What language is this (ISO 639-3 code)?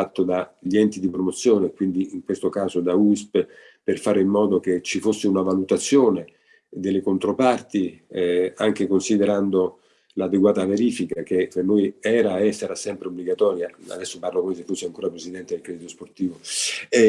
ita